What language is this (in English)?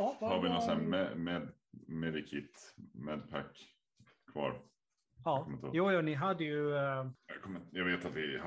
Swedish